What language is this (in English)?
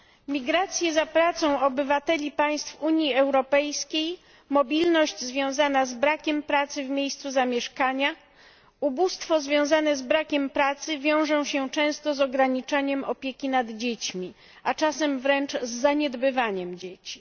Polish